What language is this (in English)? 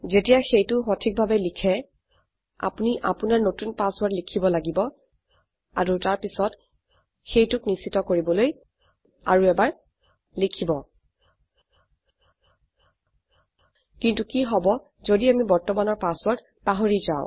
Assamese